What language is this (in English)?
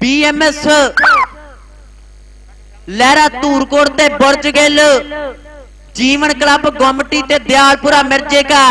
Hindi